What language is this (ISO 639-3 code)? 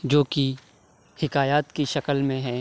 urd